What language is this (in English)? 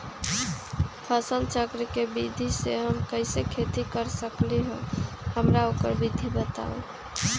Magahi